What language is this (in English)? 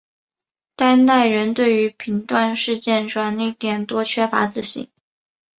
Chinese